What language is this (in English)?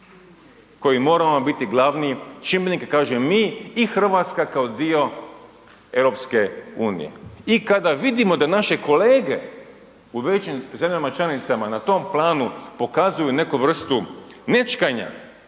Croatian